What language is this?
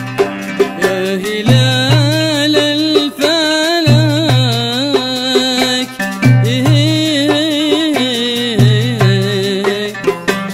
Arabic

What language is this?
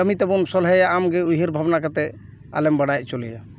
Santali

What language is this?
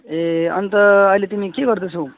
Nepali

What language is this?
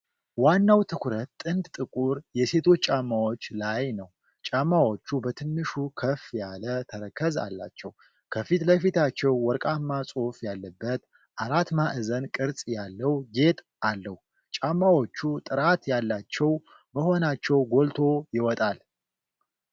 Amharic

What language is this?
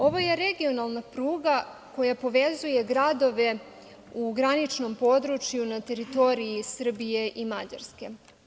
Serbian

